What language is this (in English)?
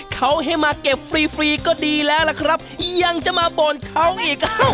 Thai